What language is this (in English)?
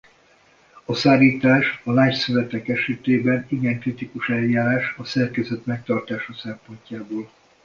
Hungarian